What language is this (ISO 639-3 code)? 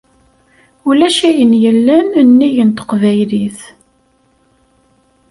kab